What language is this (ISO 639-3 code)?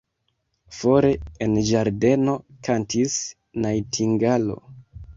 epo